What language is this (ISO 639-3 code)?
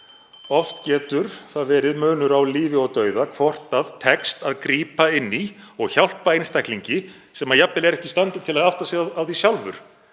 isl